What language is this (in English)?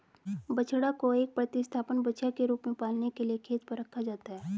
Hindi